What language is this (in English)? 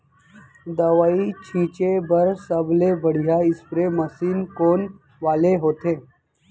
Chhattisgarhi